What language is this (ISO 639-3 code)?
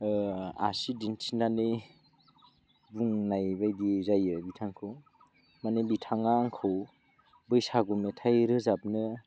brx